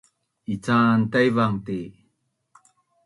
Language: Bunun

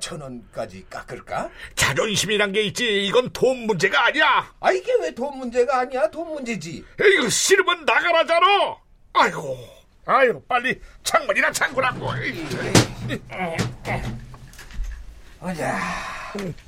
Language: Korean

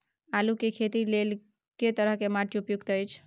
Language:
Maithili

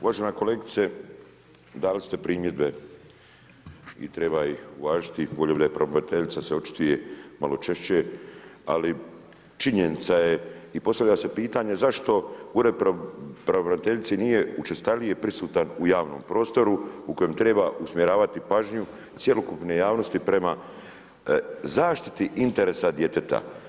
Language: Croatian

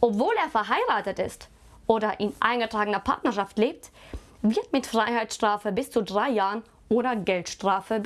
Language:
German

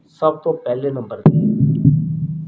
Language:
Punjabi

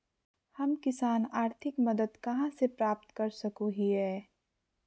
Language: Magahi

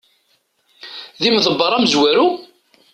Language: Kabyle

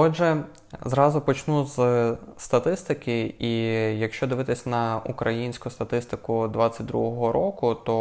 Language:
Ukrainian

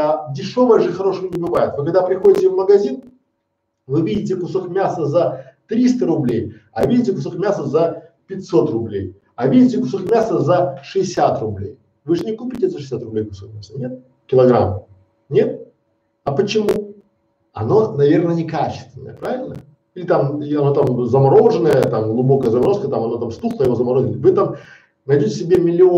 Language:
Russian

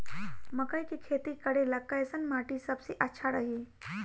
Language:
Bhojpuri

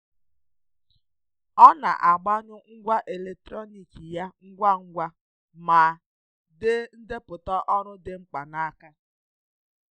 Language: Igbo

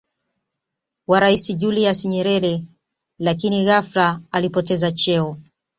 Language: Swahili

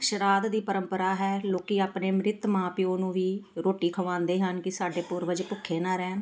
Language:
Punjabi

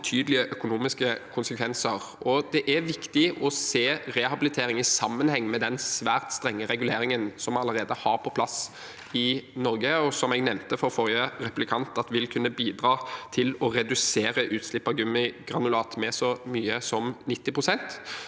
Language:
Norwegian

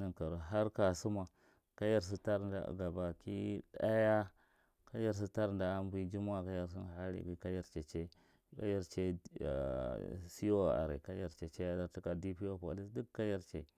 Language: Marghi Central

